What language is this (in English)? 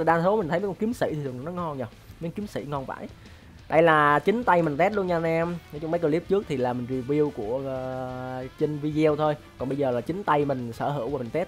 Vietnamese